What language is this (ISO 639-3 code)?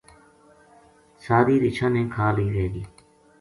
gju